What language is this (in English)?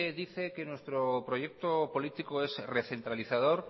Spanish